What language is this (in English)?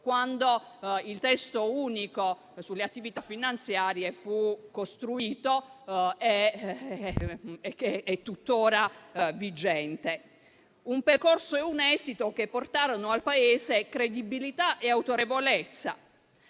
Italian